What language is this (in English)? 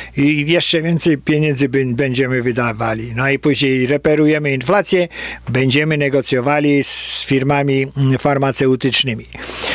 Polish